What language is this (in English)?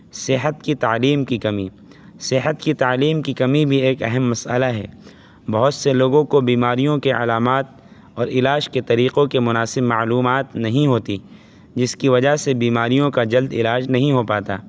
Urdu